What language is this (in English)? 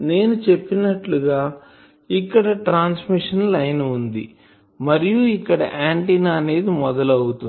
Telugu